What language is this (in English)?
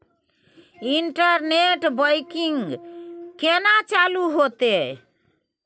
Maithili